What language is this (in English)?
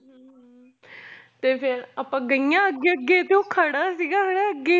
Punjabi